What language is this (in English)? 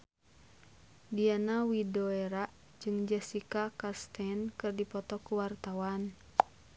Sundanese